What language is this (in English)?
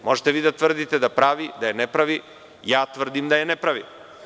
Serbian